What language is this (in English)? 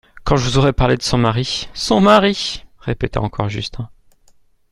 French